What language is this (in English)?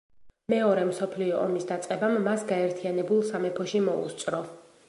Georgian